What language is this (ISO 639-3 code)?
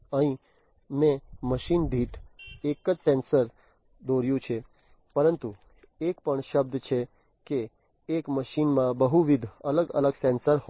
guj